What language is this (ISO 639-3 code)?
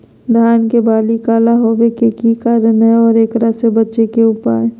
mag